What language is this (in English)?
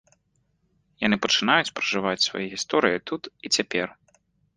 Belarusian